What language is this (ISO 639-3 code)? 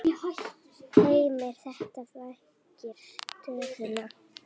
isl